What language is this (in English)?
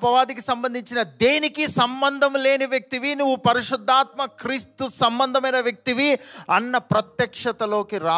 Telugu